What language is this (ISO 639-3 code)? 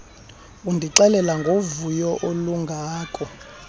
xho